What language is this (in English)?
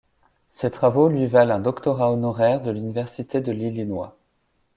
French